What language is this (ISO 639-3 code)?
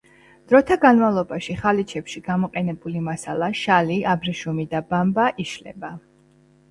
kat